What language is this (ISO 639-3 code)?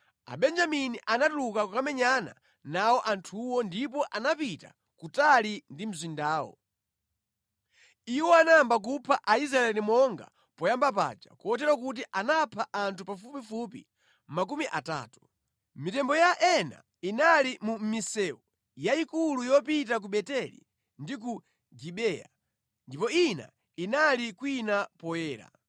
nya